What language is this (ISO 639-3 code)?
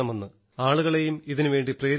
mal